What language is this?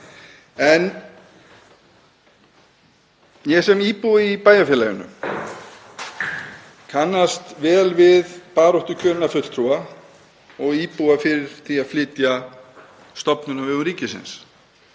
Icelandic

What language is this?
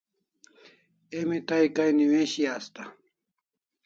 Kalasha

